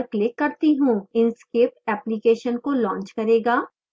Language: Hindi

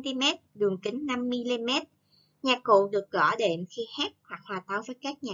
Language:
Vietnamese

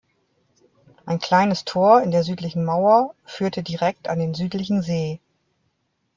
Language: German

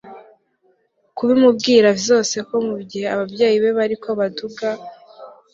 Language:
Kinyarwanda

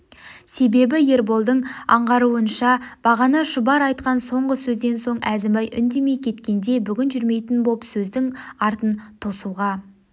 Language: Kazakh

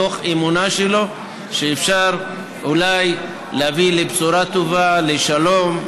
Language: Hebrew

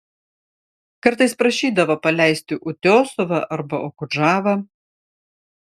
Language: Lithuanian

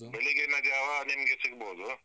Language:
Kannada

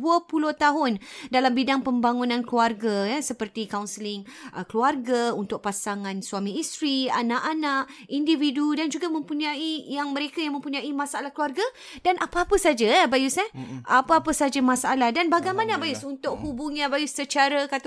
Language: Malay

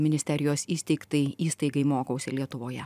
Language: Lithuanian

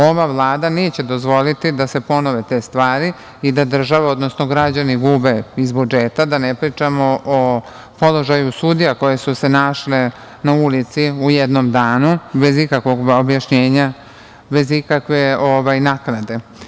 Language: Serbian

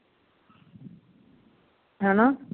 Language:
Punjabi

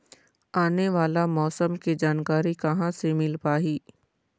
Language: Chhattisgarhi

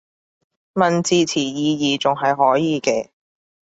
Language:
Cantonese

